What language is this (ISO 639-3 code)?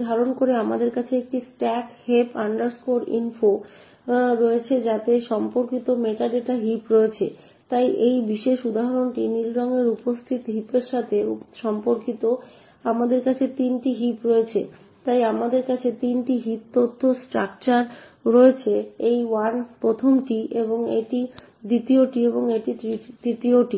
ben